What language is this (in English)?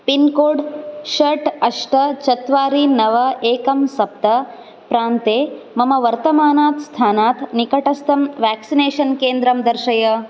Sanskrit